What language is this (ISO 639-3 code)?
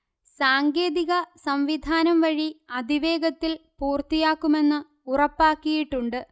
mal